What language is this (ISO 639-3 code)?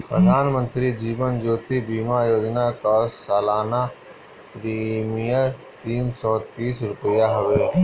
bho